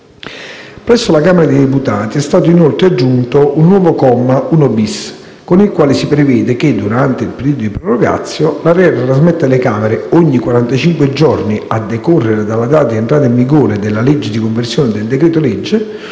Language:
Italian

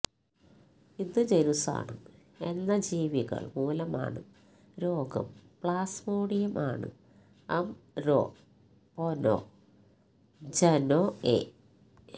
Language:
Malayalam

